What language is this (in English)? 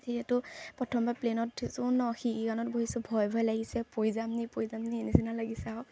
Assamese